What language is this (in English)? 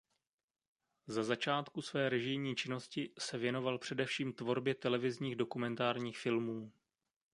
Czech